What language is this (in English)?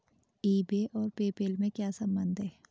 Hindi